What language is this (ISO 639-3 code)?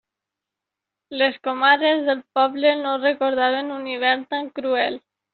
cat